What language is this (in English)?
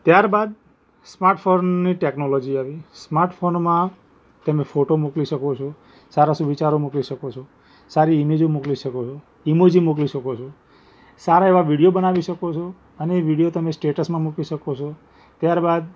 Gujarati